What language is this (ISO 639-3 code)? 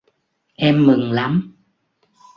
vie